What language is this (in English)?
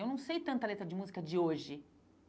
Portuguese